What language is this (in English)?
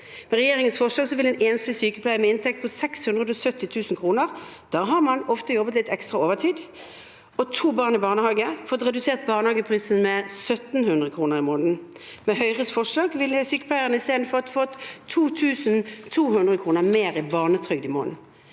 Norwegian